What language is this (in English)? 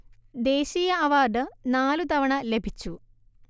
Malayalam